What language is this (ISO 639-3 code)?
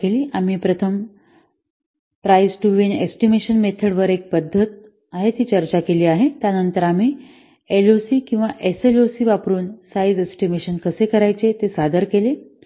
mar